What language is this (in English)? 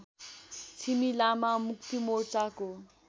Nepali